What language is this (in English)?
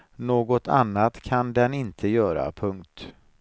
Swedish